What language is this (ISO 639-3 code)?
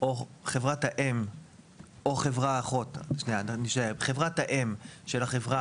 heb